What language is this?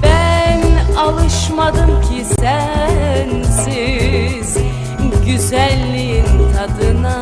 Turkish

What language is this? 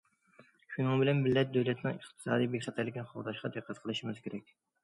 Uyghur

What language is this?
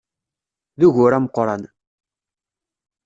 Kabyle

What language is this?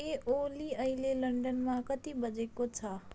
Nepali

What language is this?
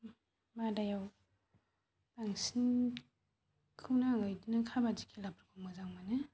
Bodo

